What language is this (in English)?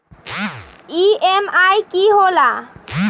Magahi